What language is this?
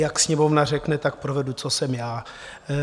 Czech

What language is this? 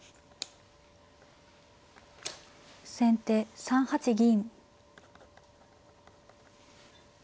Japanese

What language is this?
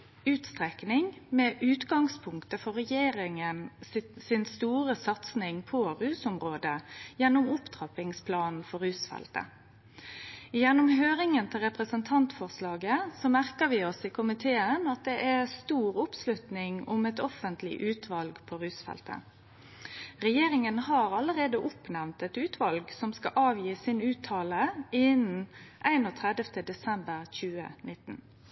Norwegian Nynorsk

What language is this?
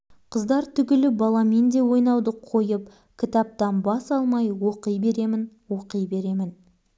Kazakh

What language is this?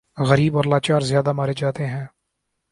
Urdu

